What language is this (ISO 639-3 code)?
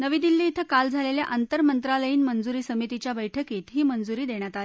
mar